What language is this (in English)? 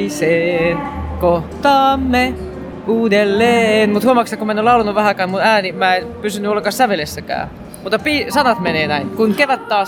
Finnish